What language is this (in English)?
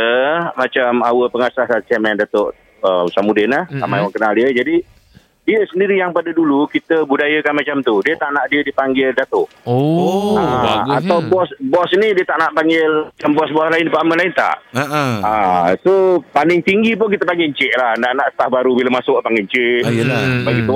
Malay